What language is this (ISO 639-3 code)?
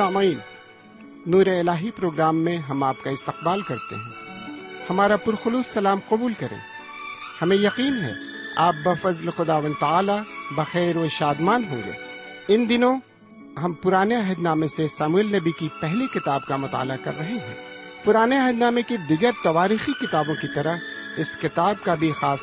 urd